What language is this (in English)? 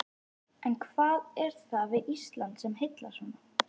Icelandic